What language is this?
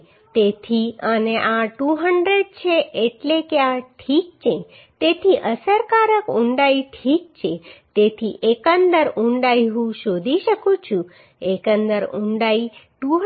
Gujarati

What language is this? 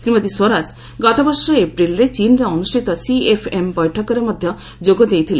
Odia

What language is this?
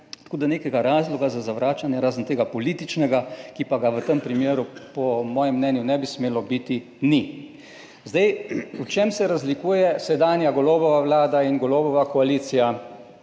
Slovenian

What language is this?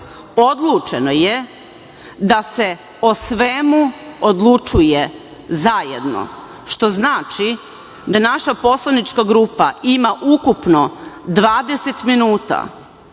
Serbian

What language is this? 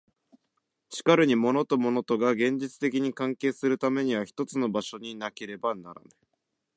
Japanese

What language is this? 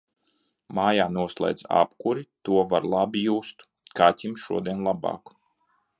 Latvian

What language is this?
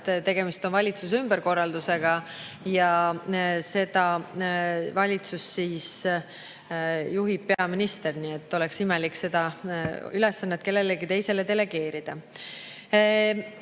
Estonian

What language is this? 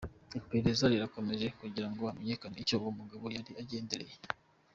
Kinyarwanda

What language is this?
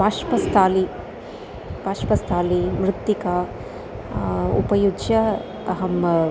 Sanskrit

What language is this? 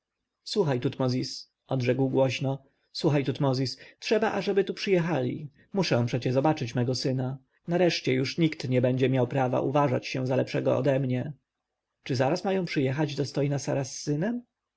Polish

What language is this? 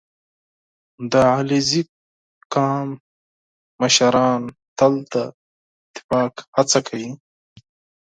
Pashto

